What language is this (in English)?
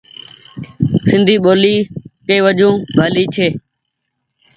Goaria